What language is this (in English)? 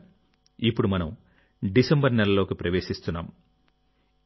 Telugu